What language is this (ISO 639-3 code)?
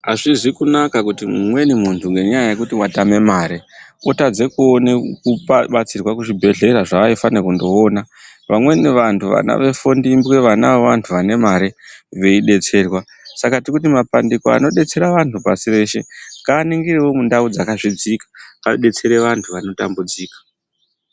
ndc